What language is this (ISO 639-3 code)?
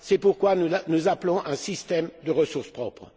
fra